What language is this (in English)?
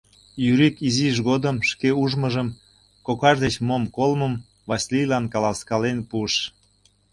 Mari